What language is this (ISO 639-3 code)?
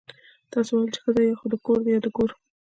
pus